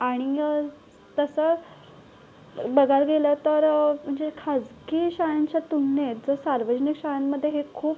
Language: Marathi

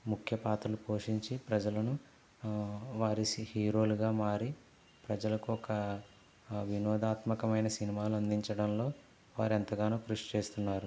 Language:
Telugu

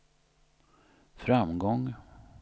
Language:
Swedish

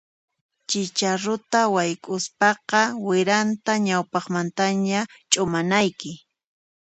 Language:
Puno Quechua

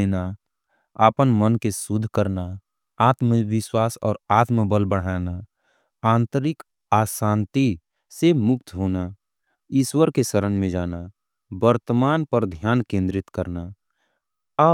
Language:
Angika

